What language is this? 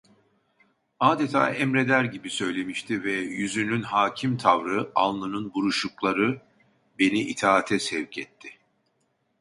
Turkish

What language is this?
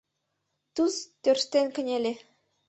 Mari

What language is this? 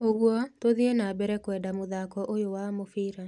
Kikuyu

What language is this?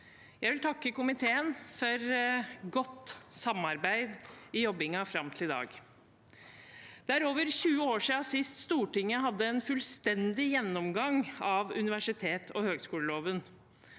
Norwegian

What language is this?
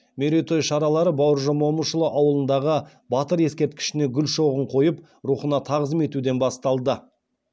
Kazakh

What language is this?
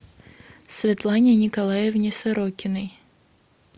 Russian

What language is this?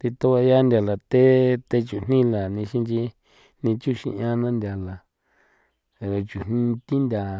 San Felipe Otlaltepec Popoloca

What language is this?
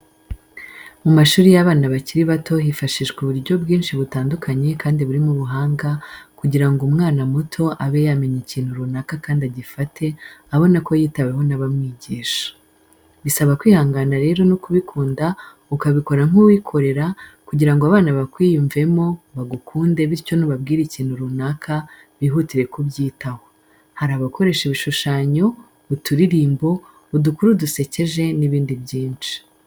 Kinyarwanda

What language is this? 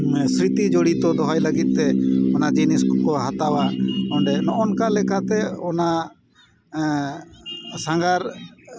Santali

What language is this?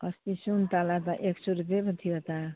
Nepali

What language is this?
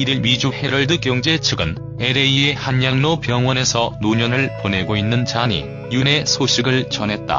Korean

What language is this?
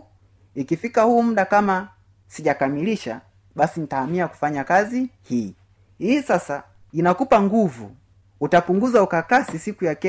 Swahili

